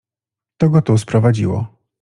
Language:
Polish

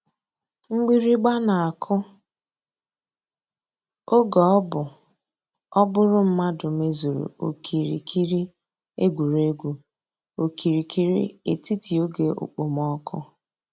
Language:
Igbo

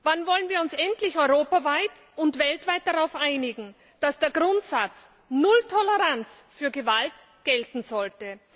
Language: German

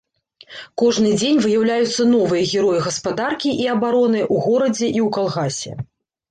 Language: Belarusian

